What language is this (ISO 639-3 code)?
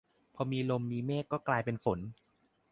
tha